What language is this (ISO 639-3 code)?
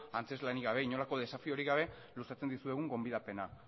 eus